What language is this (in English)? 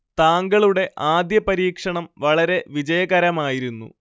Malayalam